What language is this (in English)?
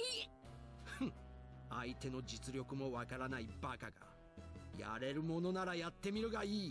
Japanese